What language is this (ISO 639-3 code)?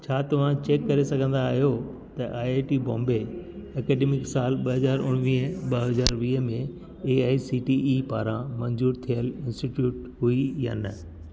snd